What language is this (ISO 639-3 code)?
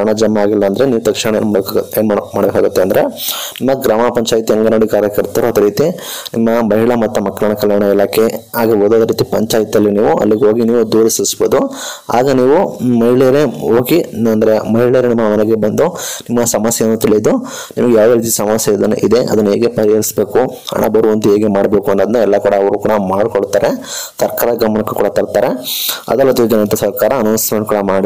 kan